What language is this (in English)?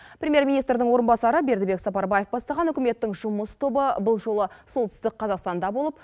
Kazakh